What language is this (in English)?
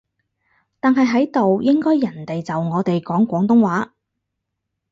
Cantonese